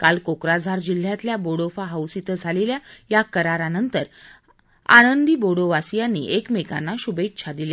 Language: Marathi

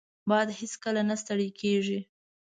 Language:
Pashto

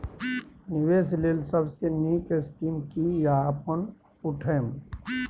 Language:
Maithili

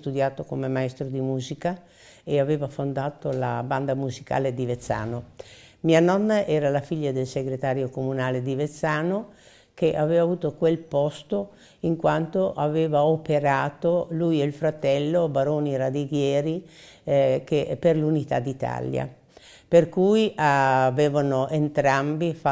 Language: Italian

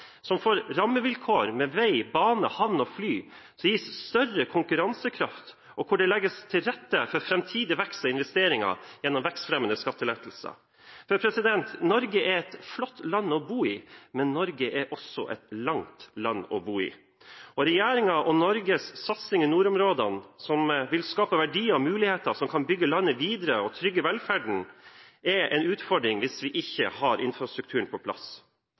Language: Norwegian Bokmål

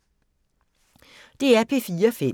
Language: Danish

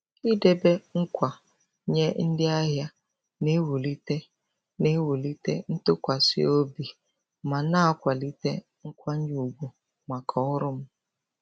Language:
Igbo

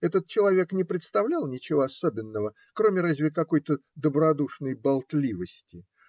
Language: Russian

